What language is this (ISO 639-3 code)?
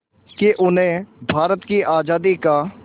hin